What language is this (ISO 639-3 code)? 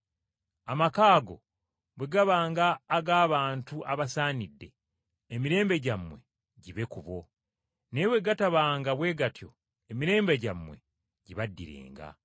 lug